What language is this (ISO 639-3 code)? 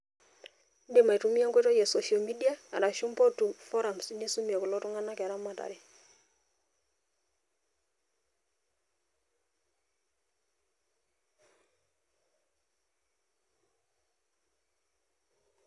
mas